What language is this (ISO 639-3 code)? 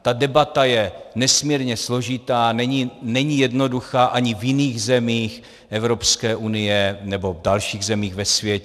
ces